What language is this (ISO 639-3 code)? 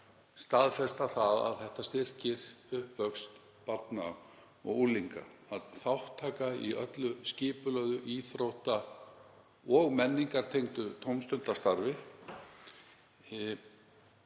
isl